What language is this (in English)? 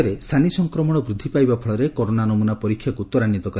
Odia